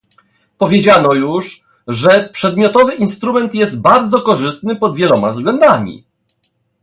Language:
Polish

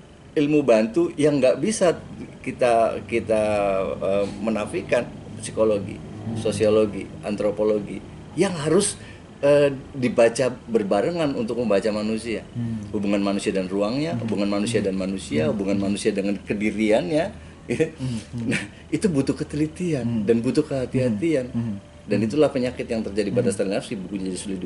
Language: Indonesian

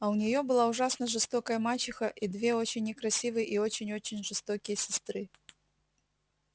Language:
Russian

